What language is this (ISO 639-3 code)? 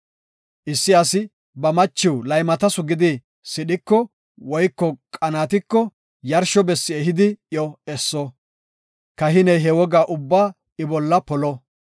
gof